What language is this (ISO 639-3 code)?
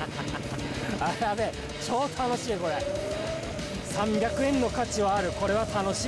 jpn